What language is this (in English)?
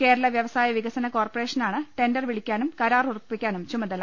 Malayalam